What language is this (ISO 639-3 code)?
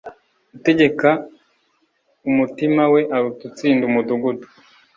kin